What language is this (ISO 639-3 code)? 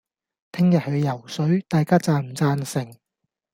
yue